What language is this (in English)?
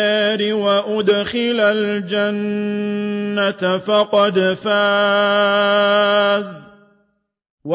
Arabic